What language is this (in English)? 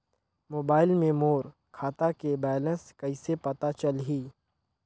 Chhattisgarhi